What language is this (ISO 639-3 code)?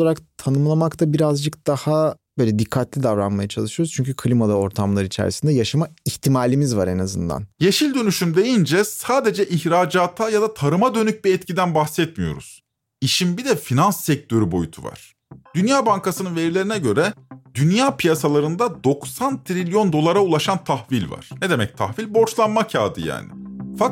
tur